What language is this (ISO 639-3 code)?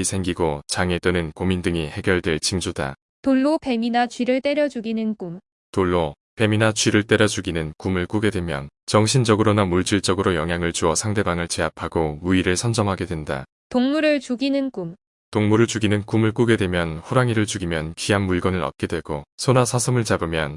kor